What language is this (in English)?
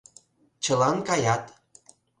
Mari